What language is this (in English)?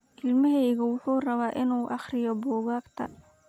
Somali